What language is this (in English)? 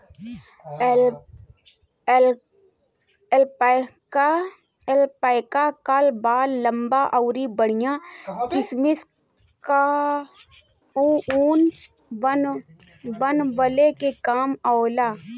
Bhojpuri